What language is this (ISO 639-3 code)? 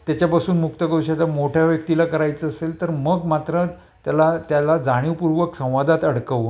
mar